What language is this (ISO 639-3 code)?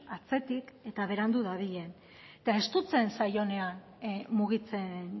eus